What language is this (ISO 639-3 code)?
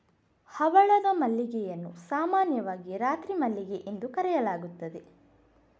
kan